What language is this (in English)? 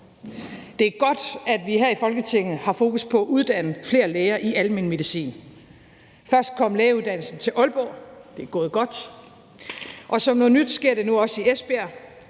Danish